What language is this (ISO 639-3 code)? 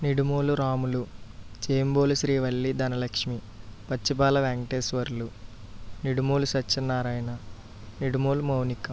tel